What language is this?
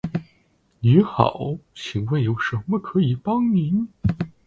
Chinese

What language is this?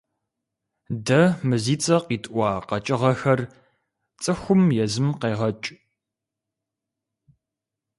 Kabardian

